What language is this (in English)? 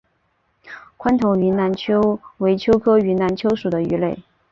Chinese